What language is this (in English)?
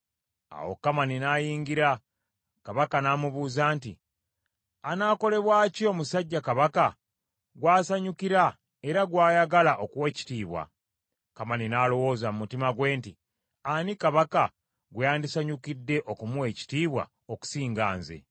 Ganda